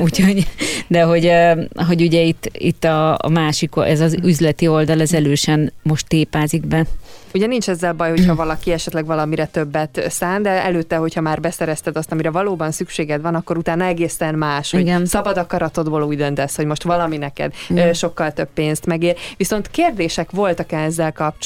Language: Hungarian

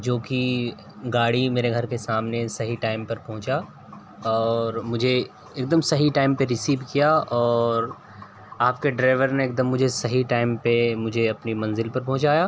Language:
Urdu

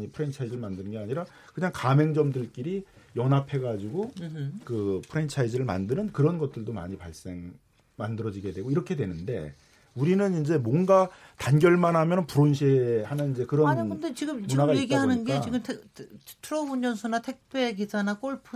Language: Korean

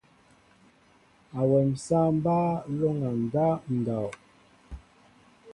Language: Mbo (Cameroon)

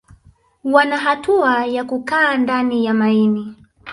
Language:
Swahili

